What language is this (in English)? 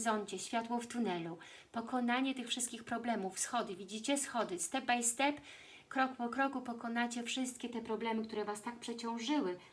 Polish